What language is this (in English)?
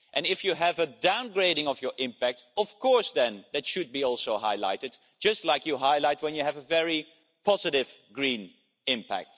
English